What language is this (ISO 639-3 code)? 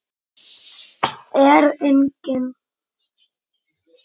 isl